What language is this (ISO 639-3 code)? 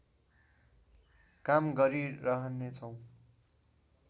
nep